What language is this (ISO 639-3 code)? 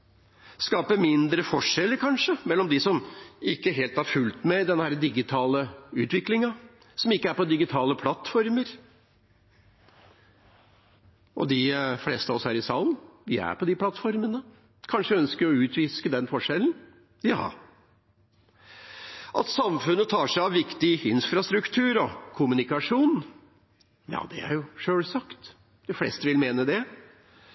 nob